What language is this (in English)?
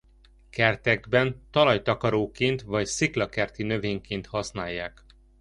Hungarian